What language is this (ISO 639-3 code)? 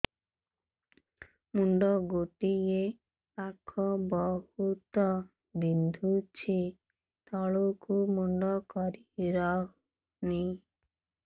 ori